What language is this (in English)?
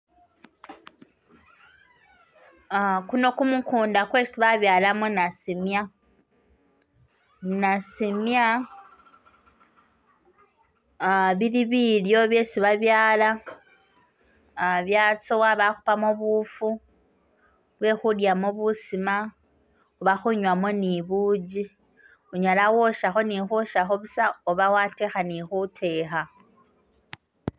Masaaba